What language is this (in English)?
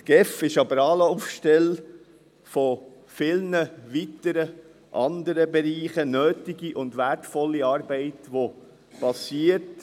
Swiss German